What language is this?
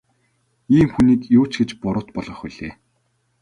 Mongolian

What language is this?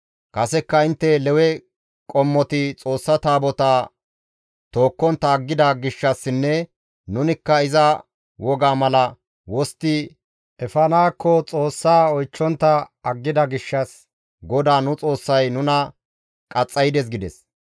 Gamo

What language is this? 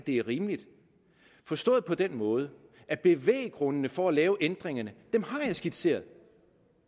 Danish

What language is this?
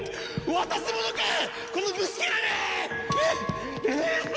Japanese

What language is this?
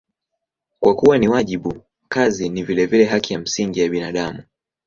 Swahili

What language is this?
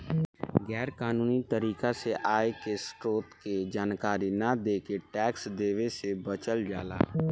Bhojpuri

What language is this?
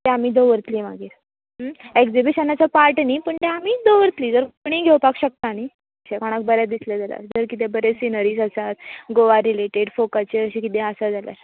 Konkani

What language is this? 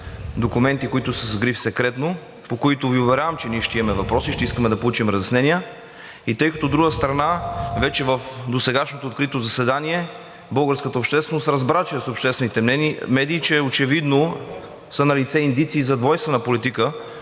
Bulgarian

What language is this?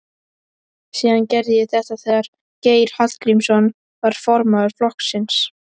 Icelandic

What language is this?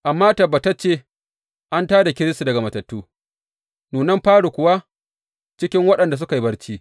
Hausa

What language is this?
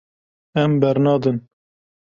Kurdish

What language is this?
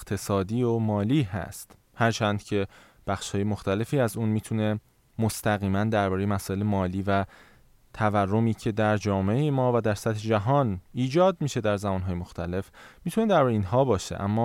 Persian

